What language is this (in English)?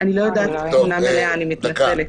Hebrew